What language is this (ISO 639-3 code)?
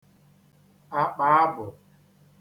ibo